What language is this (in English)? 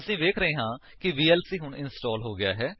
Punjabi